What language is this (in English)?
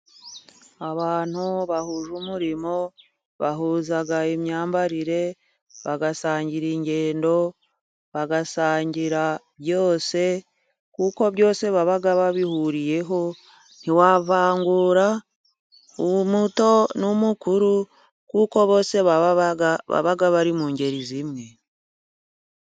Kinyarwanda